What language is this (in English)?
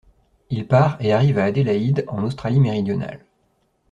French